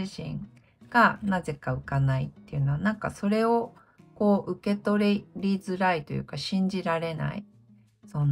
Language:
Japanese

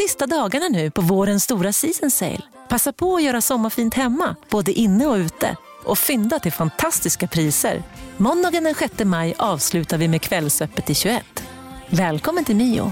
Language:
Swedish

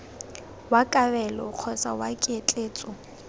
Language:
Tswana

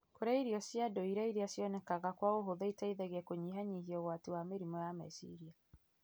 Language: Kikuyu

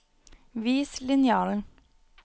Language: Norwegian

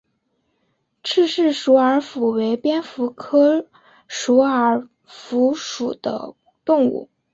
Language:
Chinese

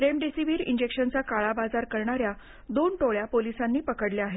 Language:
Marathi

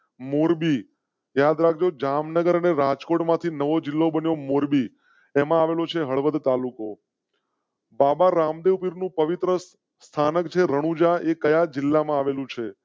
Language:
Gujarati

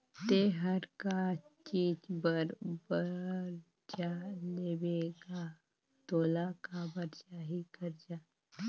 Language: Chhattisgarhi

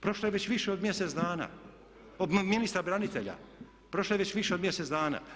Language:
Croatian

